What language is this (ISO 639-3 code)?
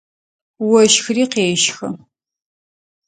ady